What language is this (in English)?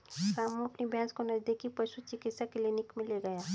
Hindi